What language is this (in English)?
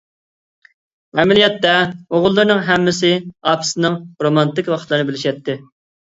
Uyghur